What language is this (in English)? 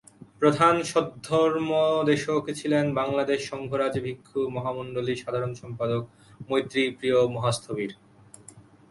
Bangla